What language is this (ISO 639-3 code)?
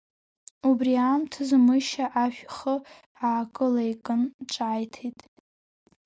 abk